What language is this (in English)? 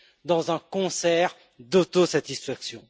French